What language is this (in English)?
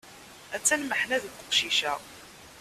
Kabyle